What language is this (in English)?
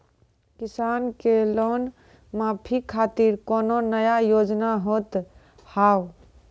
Maithili